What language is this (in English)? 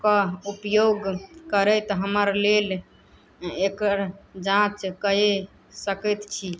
Maithili